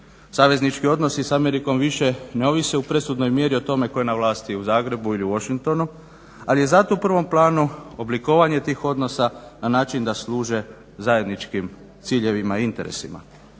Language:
Croatian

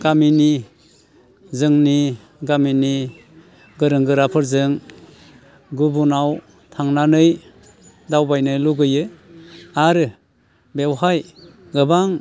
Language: Bodo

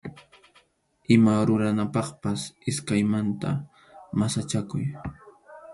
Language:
Arequipa-La Unión Quechua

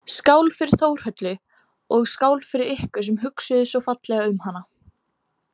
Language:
Icelandic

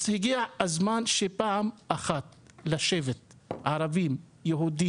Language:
Hebrew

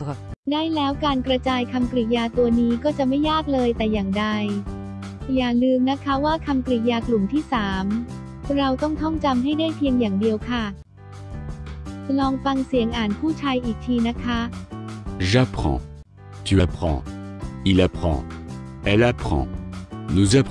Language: Thai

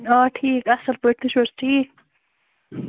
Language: Kashmiri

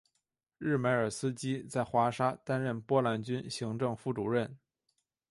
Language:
Chinese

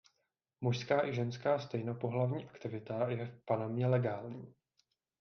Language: Czech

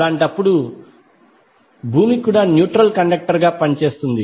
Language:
Telugu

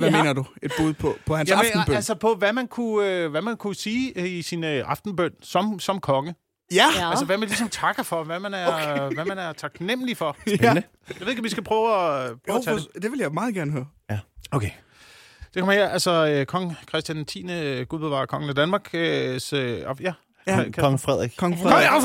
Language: Danish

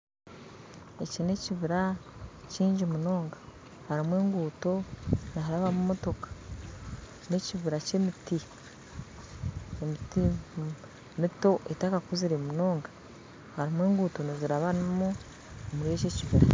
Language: Nyankole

